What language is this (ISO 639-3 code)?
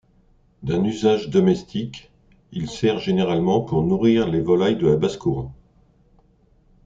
fra